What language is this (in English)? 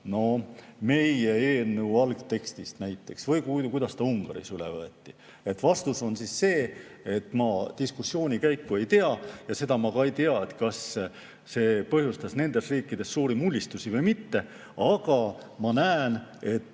Estonian